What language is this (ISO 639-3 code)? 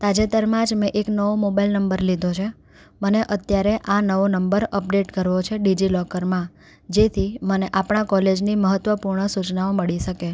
guj